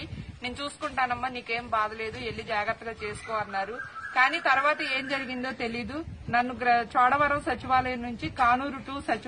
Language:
Hindi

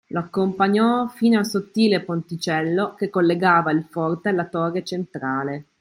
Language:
Italian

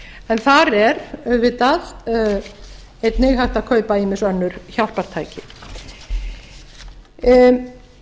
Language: Icelandic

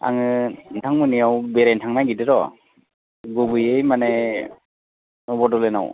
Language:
Bodo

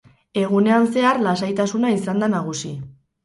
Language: Basque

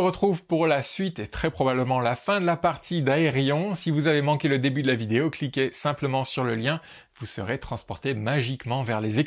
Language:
French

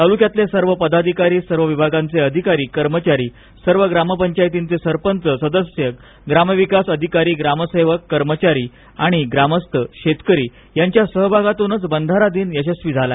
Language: Marathi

